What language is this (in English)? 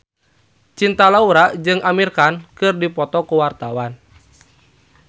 Sundanese